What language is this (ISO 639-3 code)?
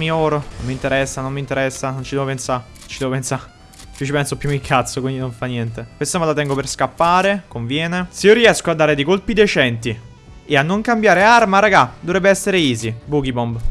ita